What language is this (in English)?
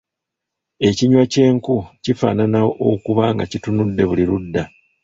Ganda